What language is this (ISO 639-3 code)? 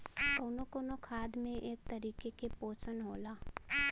bho